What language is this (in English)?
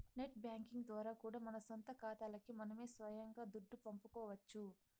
Telugu